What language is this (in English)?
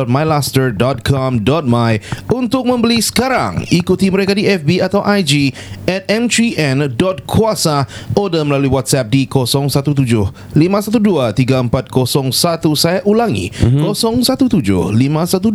Malay